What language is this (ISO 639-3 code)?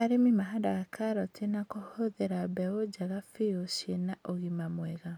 kik